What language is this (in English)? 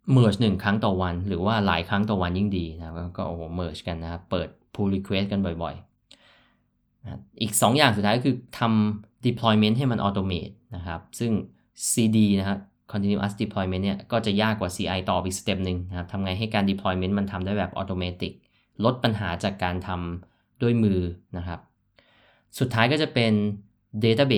Thai